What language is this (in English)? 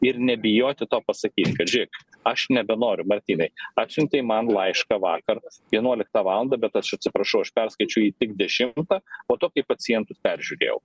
Lithuanian